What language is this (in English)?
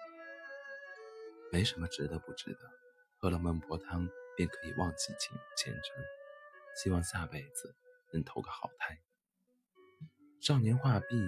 Chinese